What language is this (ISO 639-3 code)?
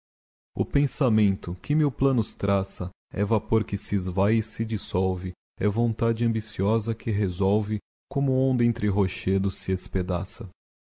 por